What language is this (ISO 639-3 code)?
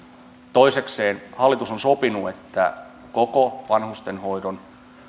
fin